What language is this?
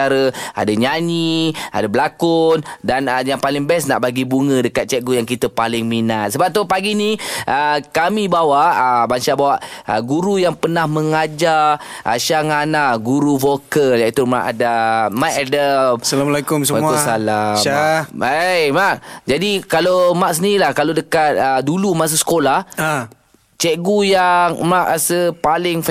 Malay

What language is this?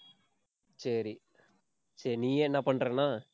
Tamil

